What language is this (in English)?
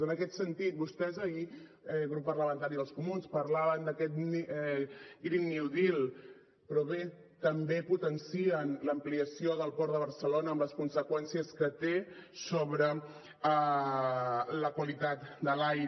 Catalan